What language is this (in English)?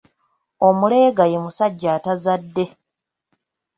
Ganda